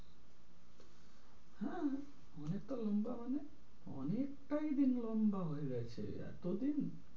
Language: Bangla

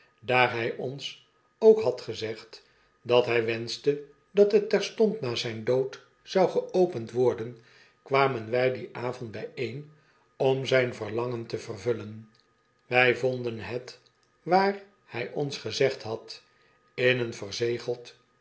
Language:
Dutch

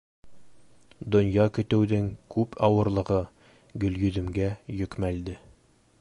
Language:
Bashkir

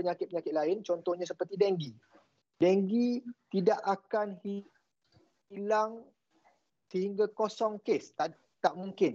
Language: Malay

